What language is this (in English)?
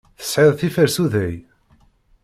Kabyle